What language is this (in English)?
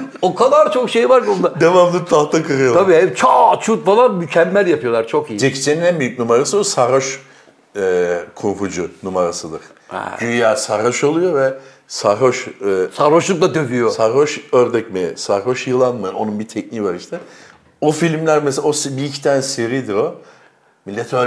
Turkish